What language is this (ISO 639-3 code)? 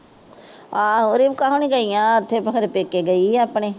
pan